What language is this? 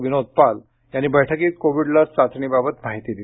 Marathi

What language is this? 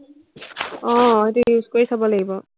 Assamese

